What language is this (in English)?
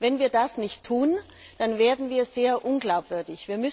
German